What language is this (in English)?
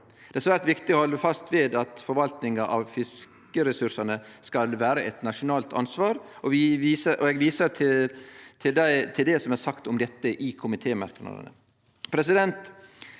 Norwegian